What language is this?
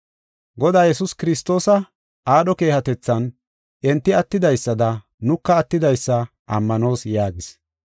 Gofa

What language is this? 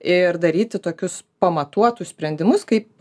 Lithuanian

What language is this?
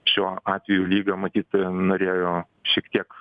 Lithuanian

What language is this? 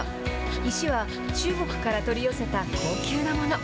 Japanese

